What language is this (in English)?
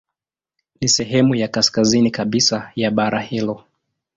Swahili